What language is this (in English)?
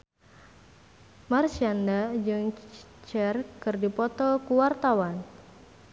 Sundanese